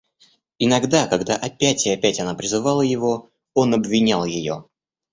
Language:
Russian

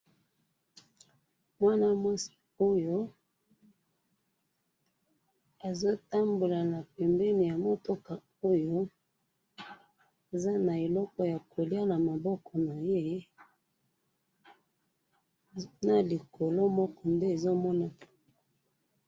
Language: Lingala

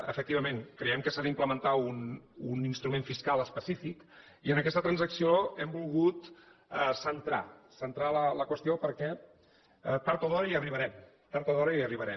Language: Catalan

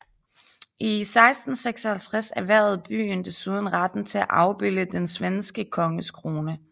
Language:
Danish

